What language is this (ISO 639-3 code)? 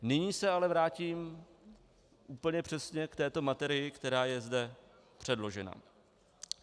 ces